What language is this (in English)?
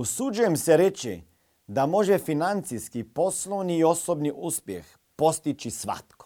Croatian